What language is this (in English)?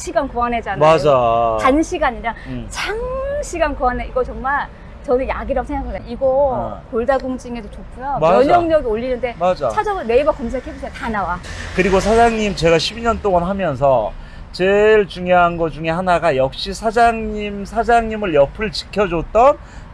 Korean